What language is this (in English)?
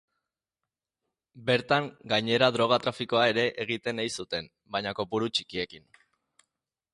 Basque